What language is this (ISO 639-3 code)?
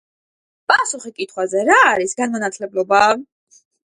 kat